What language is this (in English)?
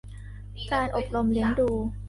Thai